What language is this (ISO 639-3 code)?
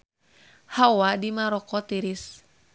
sun